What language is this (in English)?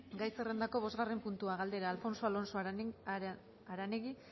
Basque